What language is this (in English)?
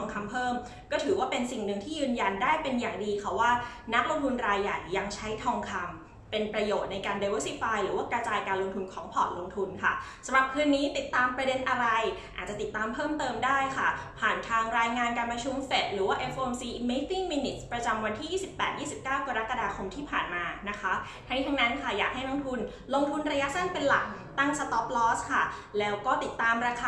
Thai